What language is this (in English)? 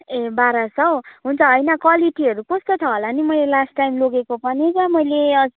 Nepali